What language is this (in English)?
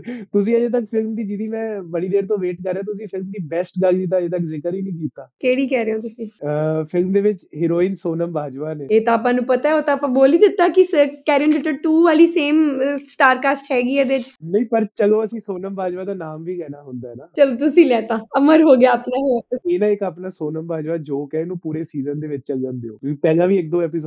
Punjabi